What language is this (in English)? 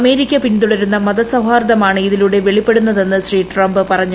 Malayalam